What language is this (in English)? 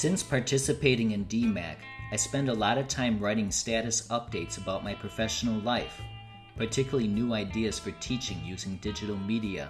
English